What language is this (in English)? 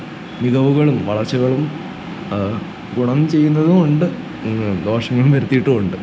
Malayalam